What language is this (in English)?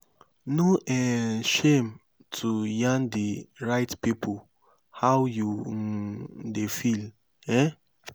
Nigerian Pidgin